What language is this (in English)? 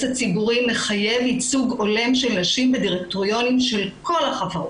Hebrew